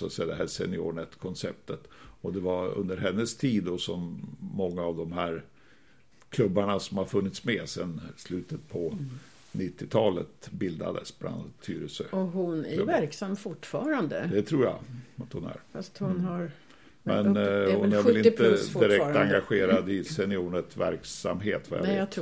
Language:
Swedish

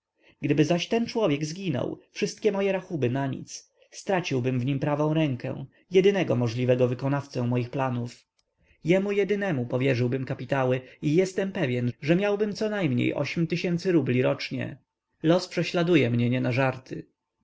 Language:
Polish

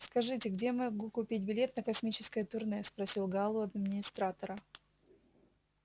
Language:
Russian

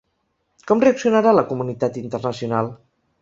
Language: Catalan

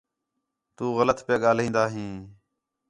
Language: Khetrani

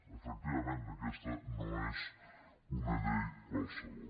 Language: Catalan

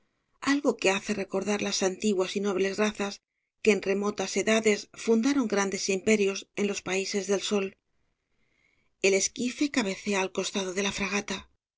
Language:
Spanish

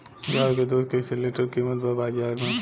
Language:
Bhojpuri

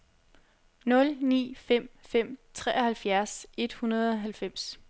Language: Danish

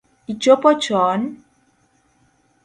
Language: Luo (Kenya and Tanzania)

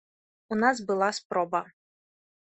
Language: Belarusian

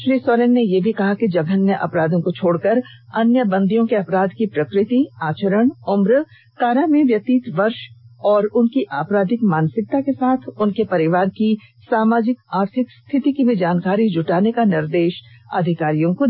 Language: Hindi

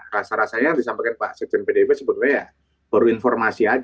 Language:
Indonesian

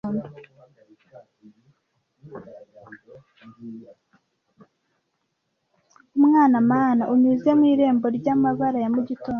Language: Kinyarwanda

